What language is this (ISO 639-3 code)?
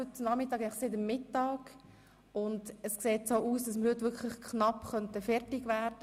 gsw